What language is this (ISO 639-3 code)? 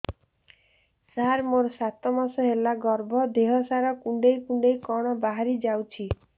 ori